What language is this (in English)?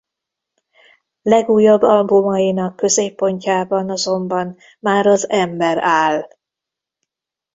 Hungarian